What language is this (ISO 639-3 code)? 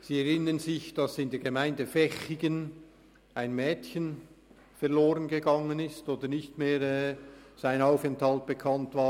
gsw